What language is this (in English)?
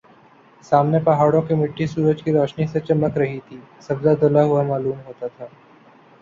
Urdu